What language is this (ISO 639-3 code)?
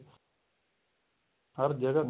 pan